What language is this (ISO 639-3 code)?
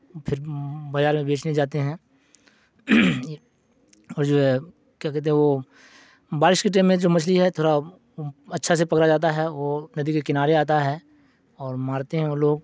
urd